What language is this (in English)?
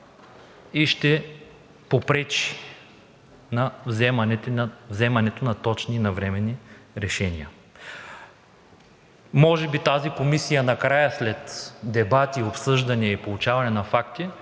Bulgarian